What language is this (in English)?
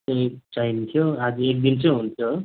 Nepali